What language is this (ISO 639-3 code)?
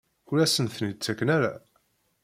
kab